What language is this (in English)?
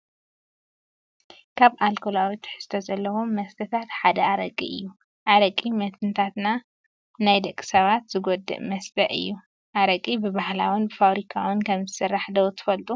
Tigrinya